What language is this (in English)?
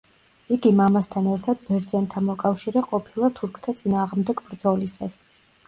Georgian